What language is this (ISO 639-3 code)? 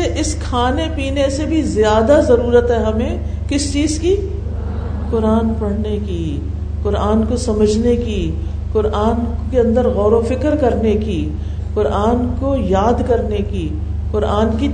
urd